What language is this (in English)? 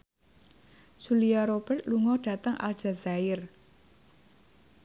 Javanese